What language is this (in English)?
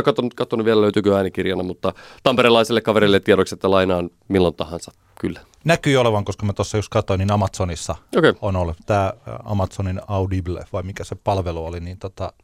Finnish